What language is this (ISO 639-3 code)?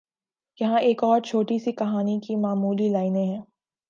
urd